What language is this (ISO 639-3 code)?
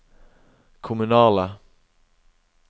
nor